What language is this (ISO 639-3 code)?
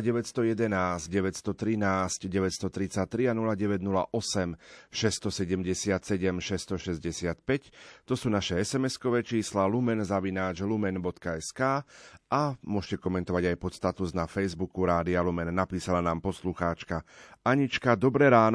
slk